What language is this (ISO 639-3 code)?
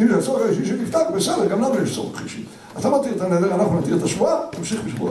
heb